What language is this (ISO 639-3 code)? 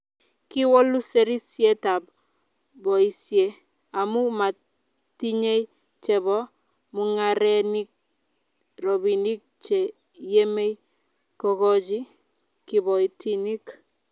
kln